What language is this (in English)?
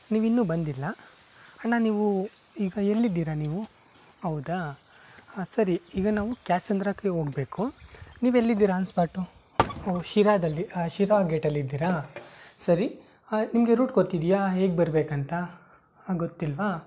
Kannada